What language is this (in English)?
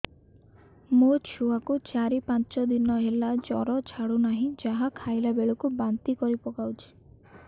Odia